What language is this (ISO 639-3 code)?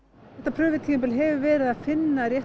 isl